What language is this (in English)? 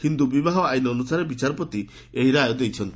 Odia